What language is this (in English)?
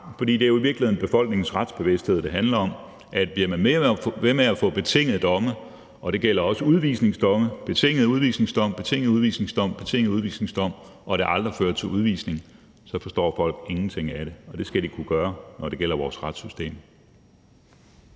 Danish